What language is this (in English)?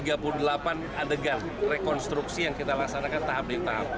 Indonesian